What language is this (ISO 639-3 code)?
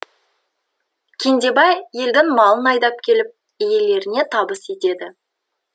kaz